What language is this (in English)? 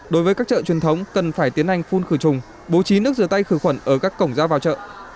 Vietnamese